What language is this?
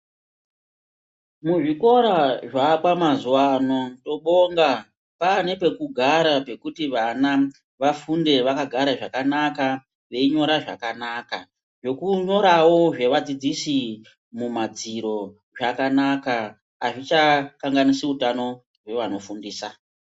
Ndau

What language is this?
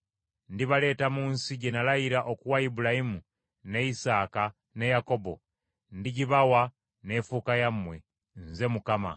Ganda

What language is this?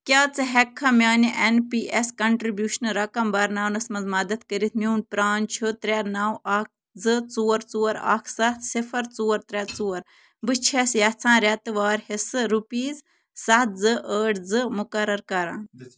Kashmiri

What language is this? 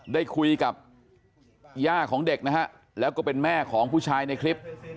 Thai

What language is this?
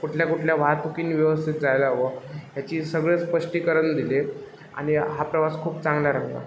Marathi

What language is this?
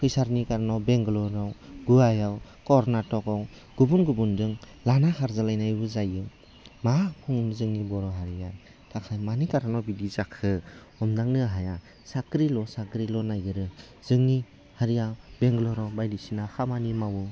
Bodo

